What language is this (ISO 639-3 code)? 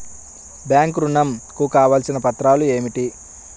tel